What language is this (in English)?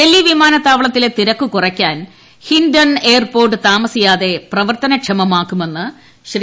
Malayalam